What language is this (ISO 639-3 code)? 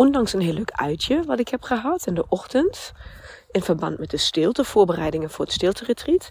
nld